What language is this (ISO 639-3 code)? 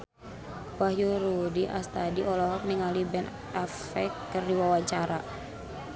sun